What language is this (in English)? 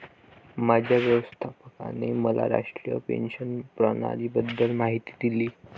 Marathi